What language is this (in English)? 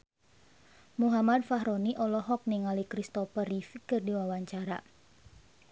Sundanese